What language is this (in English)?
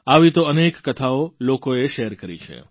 Gujarati